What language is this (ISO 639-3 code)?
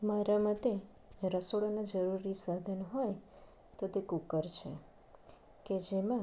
guj